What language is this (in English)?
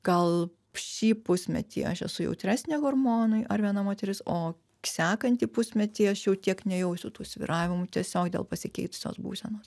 Lithuanian